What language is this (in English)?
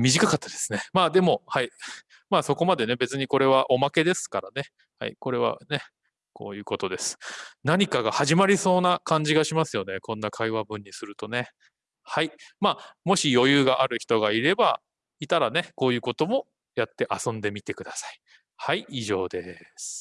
Japanese